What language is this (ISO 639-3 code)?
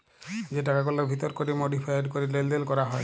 ben